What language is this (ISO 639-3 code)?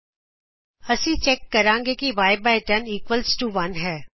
pan